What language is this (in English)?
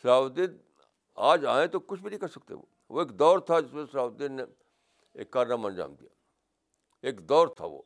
Urdu